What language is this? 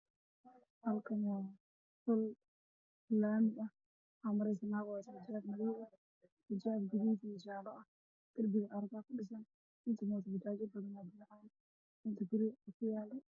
Somali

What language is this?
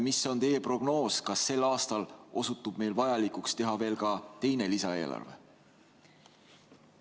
Estonian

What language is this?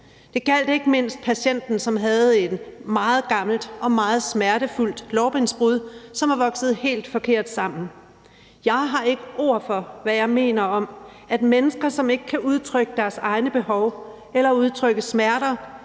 Danish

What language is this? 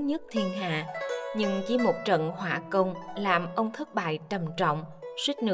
Vietnamese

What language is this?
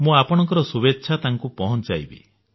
Odia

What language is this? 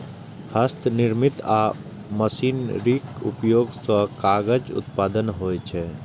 Maithili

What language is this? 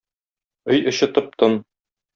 Tatar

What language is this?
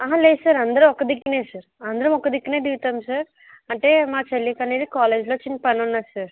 Telugu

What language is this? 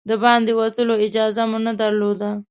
Pashto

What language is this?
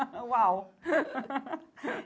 Portuguese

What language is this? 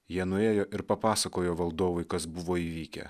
Lithuanian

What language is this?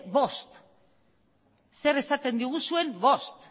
Basque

